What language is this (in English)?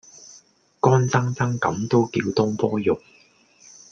Cantonese